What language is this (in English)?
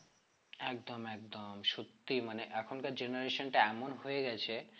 Bangla